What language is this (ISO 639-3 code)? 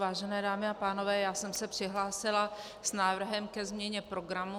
ces